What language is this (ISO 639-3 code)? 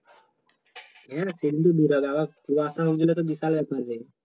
ben